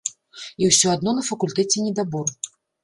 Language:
Belarusian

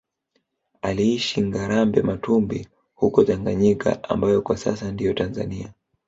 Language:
Swahili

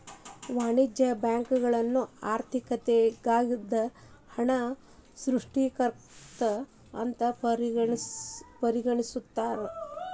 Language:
Kannada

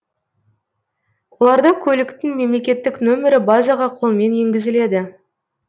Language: Kazakh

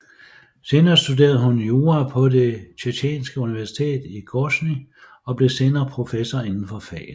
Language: Danish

